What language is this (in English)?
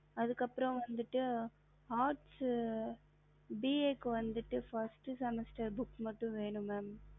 Tamil